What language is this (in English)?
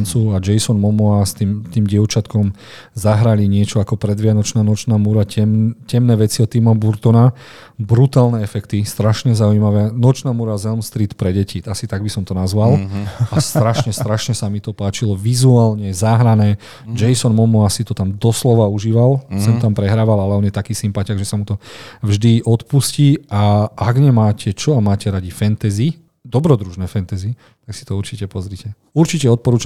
Slovak